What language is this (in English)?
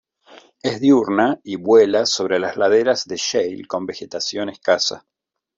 Spanish